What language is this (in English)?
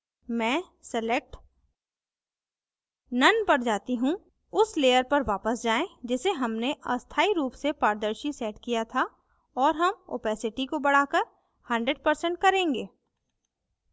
Hindi